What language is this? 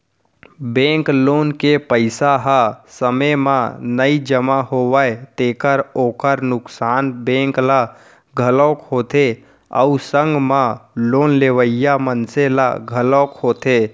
Chhattisgarhi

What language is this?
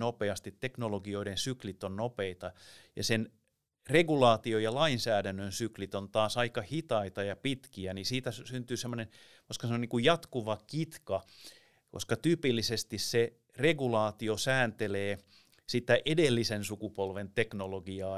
Finnish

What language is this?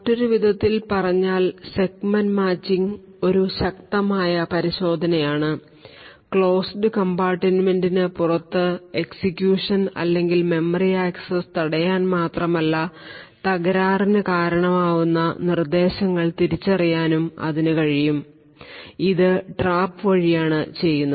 Malayalam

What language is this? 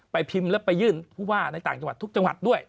Thai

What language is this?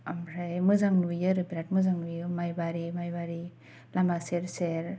Bodo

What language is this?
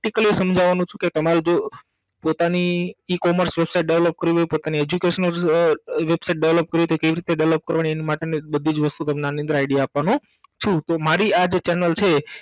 Gujarati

